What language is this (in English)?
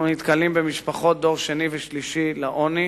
Hebrew